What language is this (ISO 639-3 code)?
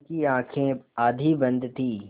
hin